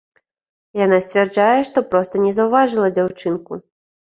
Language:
Belarusian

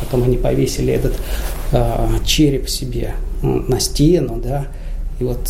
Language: Russian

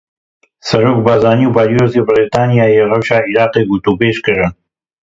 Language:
Kurdish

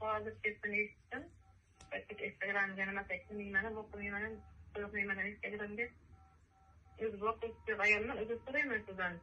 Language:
Turkish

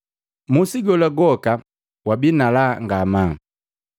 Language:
Matengo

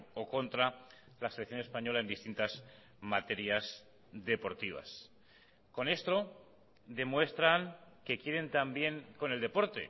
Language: Spanish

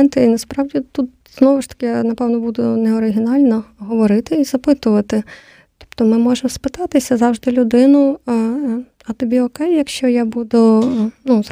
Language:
Ukrainian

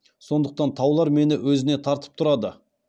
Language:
Kazakh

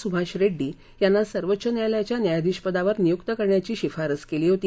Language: Marathi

